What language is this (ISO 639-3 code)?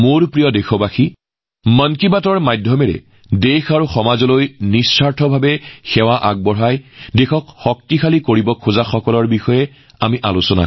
asm